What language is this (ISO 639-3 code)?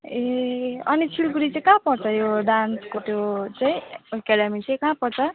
nep